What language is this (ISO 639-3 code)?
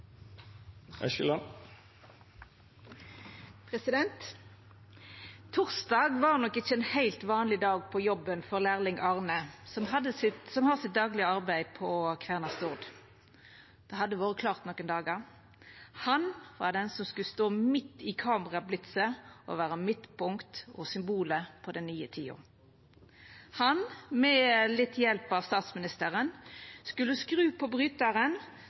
nno